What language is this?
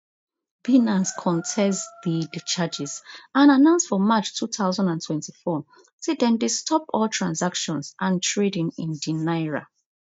Nigerian Pidgin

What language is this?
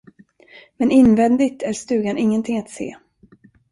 Swedish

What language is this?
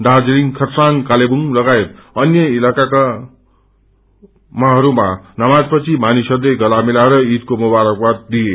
Nepali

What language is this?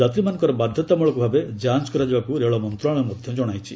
Odia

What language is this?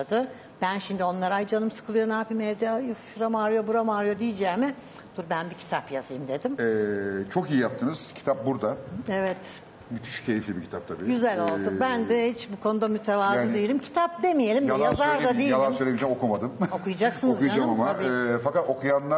Turkish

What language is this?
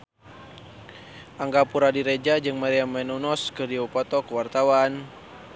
Sundanese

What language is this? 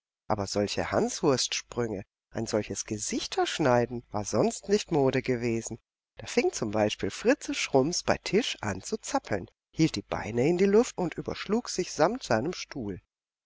German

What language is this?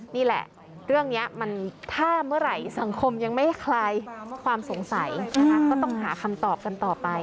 Thai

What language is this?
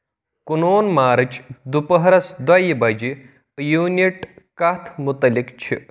Kashmiri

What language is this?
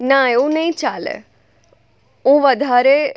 Gujarati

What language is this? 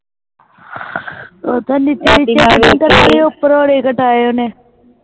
Punjabi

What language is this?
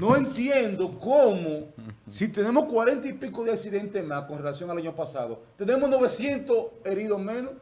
Spanish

